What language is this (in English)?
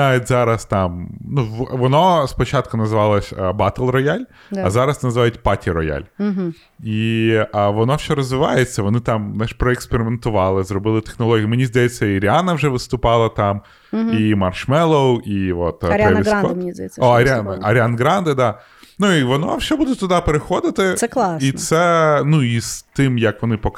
Ukrainian